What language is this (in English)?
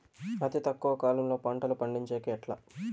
Telugu